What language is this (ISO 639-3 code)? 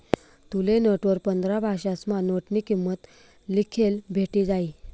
mar